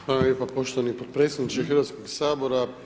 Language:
Croatian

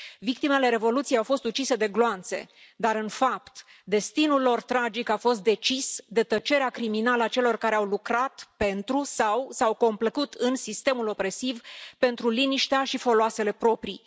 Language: Romanian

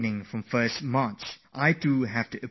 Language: English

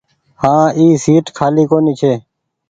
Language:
Goaria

